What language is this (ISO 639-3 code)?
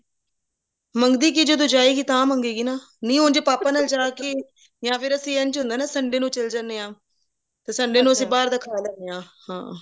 pan